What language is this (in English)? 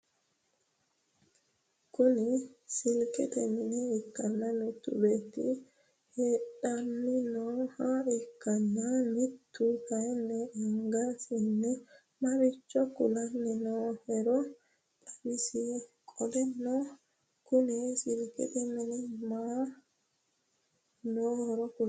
Sidamo